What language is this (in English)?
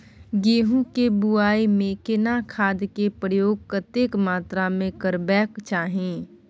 Maithili